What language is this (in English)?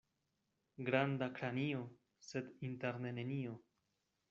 Esperanto